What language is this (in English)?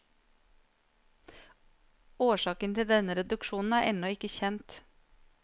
Norwegian